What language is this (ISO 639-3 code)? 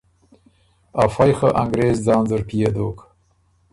oru